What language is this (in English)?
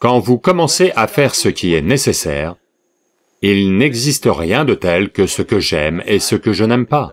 French